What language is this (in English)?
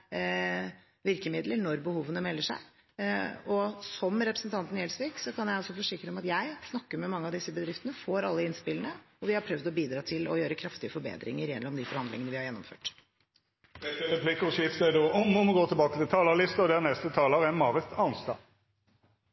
Norwegian